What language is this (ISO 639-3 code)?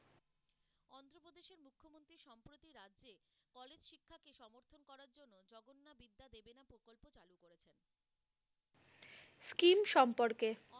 ben